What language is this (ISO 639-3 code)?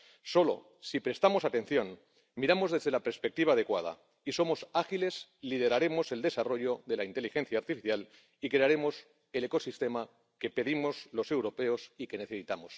spa